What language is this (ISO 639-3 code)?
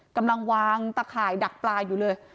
tha